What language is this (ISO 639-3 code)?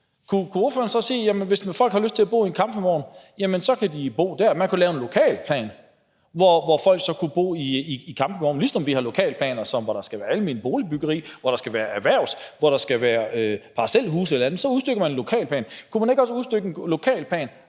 dan